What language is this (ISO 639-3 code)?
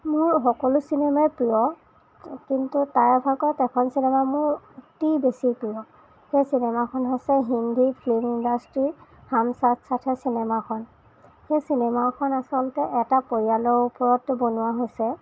asm